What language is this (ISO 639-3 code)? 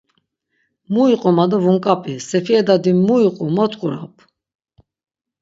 lzz